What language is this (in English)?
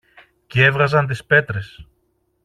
Greek